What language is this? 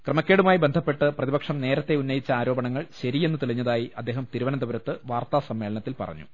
Malayalam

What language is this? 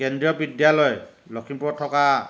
Assamese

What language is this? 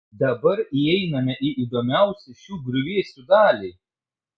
Lithuanian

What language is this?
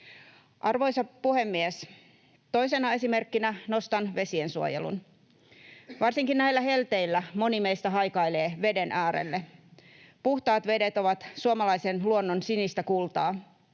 Finnish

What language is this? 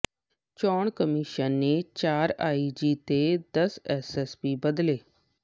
Punjabi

